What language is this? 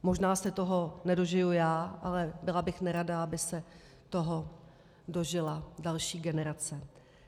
Czech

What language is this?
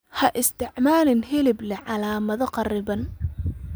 Somali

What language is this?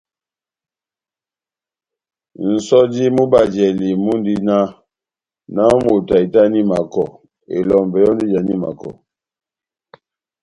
Batanga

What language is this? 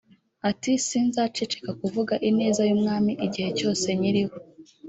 Kinyarwanda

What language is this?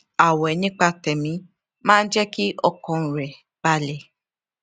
Yoruba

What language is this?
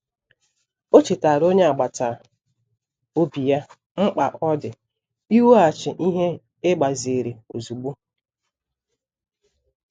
Igbo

